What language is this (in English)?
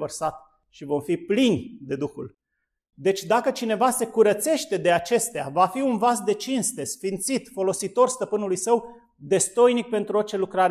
Romanian